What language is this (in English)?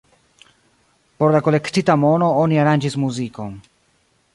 Esperanto